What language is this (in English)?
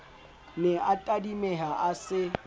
Southern Sotho